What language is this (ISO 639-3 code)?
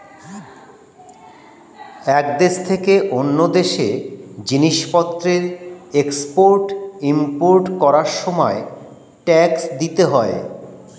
ben